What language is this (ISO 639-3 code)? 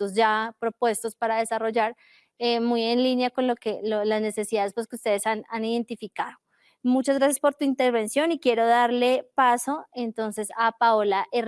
spa